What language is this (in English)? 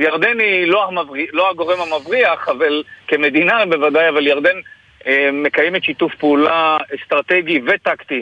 Hebrew